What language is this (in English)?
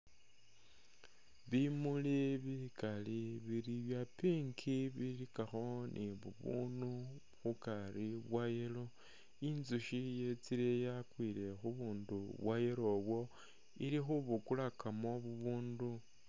Masaaba